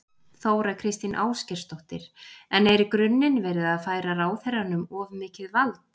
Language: Icelandic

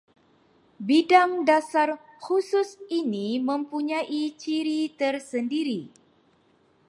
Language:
Malay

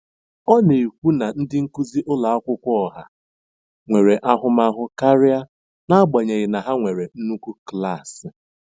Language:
Igbo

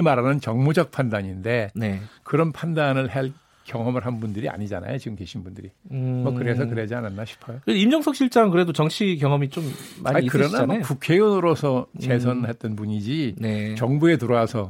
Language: Korean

